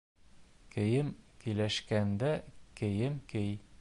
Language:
Bashkir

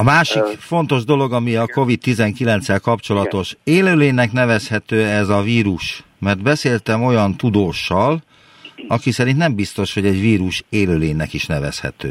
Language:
Hungarian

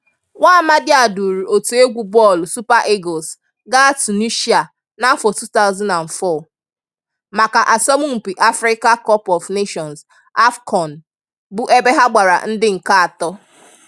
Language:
Igbo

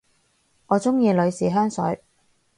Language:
Cantonese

